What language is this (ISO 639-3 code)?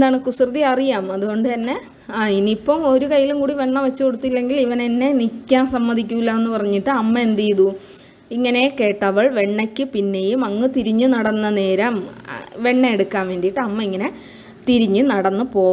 mal